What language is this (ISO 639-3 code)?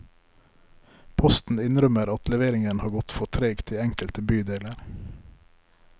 nor